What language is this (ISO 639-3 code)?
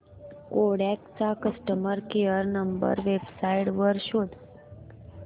mar